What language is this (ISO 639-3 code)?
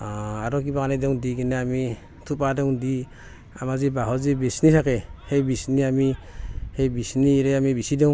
asm